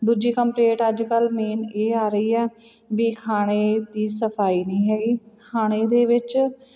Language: Punjabi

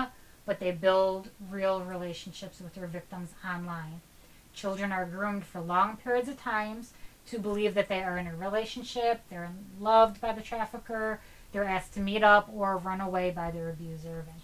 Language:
English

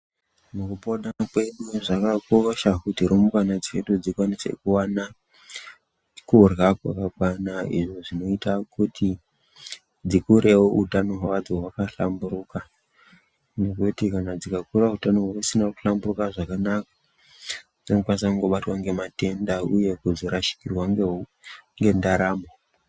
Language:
Ndau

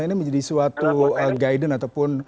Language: Indonesian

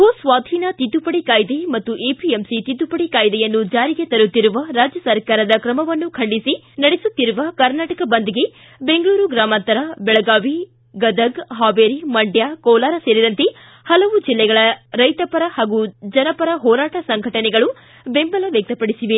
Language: Kannada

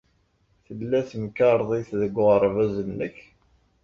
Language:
Kabyle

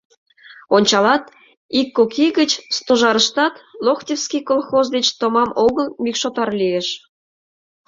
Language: Mari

